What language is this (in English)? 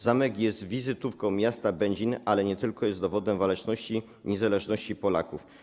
Polish